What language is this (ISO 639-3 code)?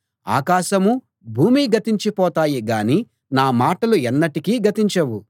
tel